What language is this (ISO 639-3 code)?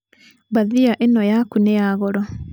kik